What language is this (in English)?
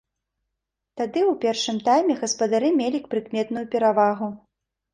Belarusian